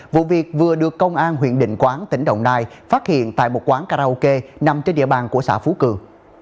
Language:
Vietnamese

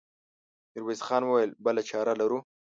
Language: Pashto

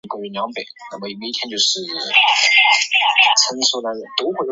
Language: Chinese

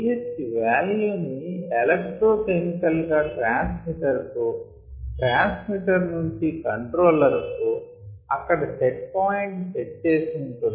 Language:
Telugu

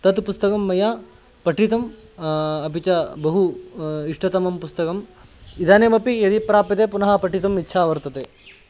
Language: Sanskrit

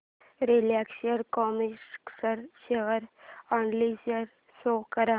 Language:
Marathi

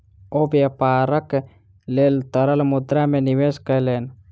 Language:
Maithili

